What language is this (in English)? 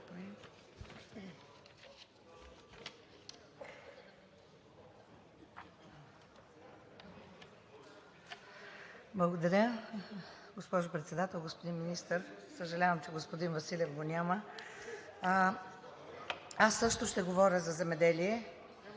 Bulgarian